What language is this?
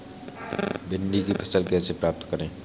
Hindi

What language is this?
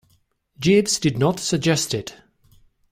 English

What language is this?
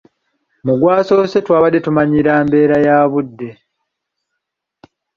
Ganda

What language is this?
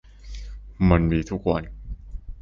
Thai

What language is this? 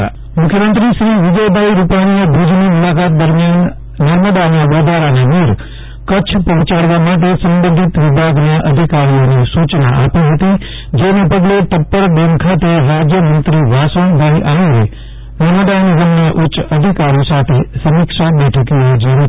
Gujarati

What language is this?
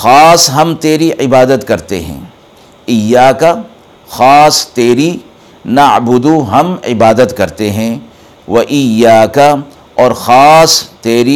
Urdu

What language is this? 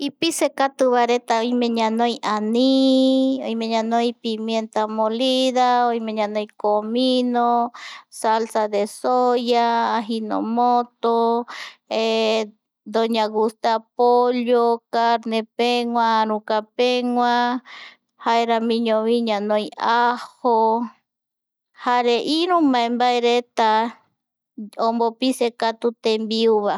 Eastern Bolivian Guaraní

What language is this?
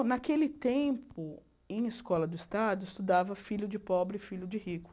Portuguese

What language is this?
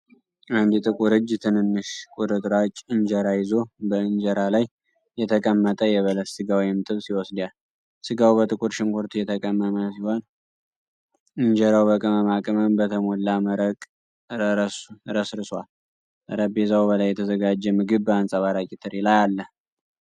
Amharic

